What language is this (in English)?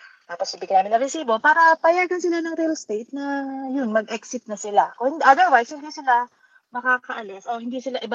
Filipino